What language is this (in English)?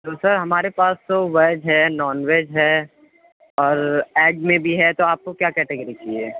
Urdu